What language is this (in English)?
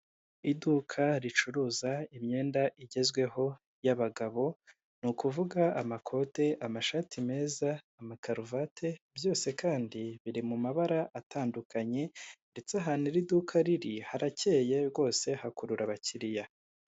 Kinyarwanda